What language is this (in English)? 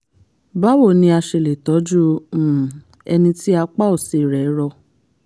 Yoruba